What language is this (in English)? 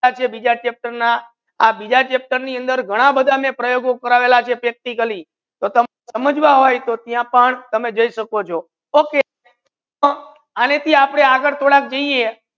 Gujarati